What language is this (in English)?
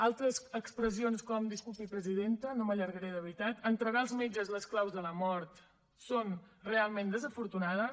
Catalan